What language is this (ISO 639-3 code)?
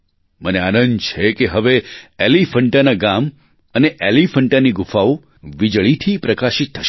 guj